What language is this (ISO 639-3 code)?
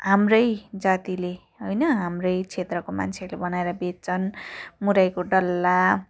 nep